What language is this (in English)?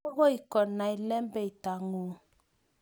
Kalenjin